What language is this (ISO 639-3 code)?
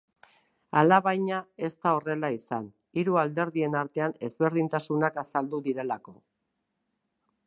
eus